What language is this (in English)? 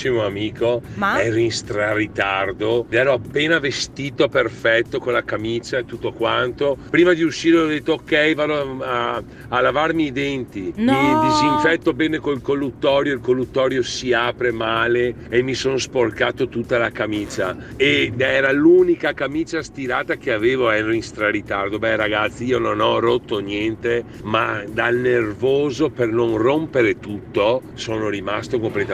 Italian